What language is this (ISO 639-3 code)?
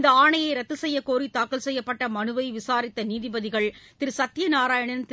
tam